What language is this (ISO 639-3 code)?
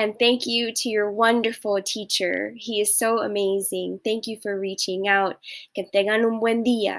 eng